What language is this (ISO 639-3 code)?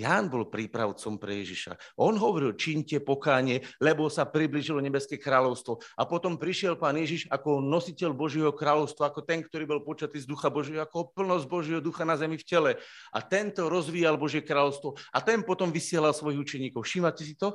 slk